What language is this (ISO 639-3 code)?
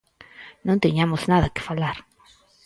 glg